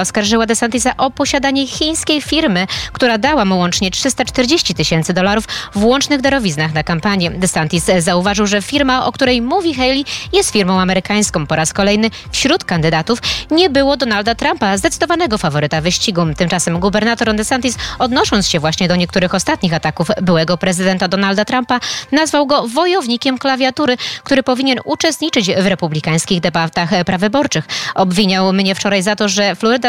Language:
Polish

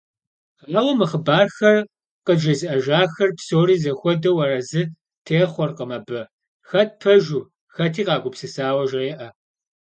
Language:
Kabardian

